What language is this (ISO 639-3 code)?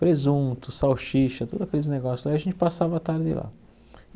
por